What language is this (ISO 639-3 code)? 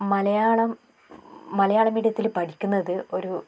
mal